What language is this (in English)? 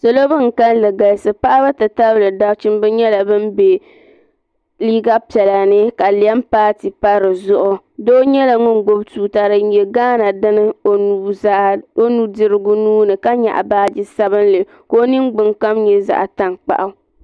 Dagbani